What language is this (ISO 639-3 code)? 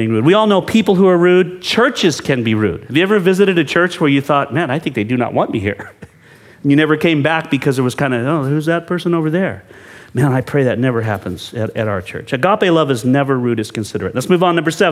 eng